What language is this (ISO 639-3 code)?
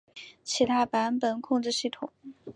zho